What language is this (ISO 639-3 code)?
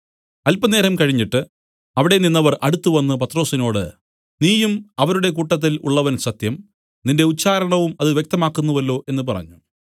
mal